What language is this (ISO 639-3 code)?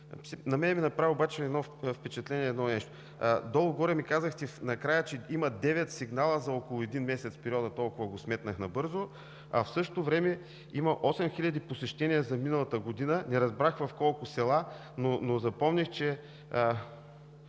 bul